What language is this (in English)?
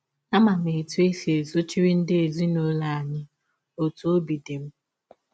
Igbo